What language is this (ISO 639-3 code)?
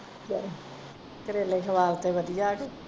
pan